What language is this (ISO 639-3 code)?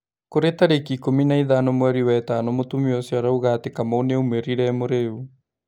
kik